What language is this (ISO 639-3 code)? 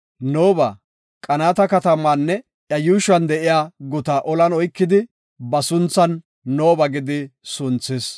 gof